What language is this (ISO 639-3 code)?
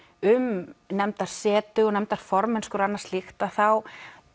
isl